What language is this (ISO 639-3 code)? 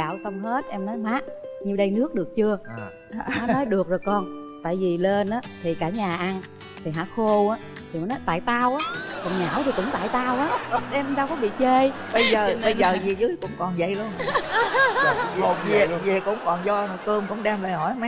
vie